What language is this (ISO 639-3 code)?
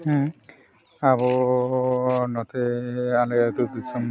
sat